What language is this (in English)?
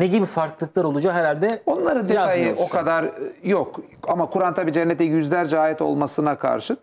Turkish